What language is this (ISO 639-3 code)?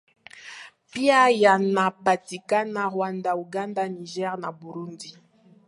swa